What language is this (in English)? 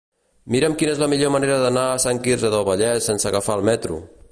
Catalan